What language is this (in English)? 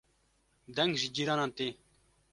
Kurdish